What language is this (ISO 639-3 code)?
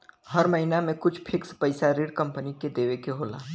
bho